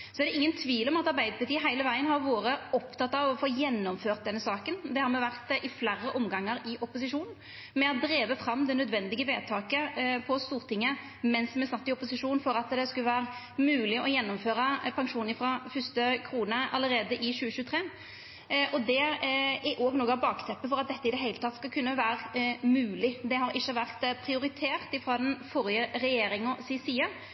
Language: Norwegian Nynorsk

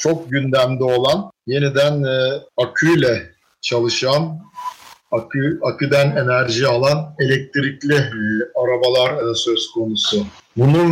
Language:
Turkish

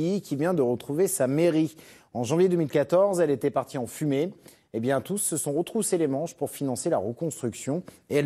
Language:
French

